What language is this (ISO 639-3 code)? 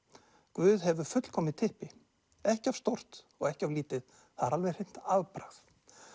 isl